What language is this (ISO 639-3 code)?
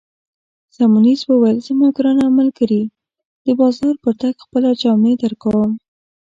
pus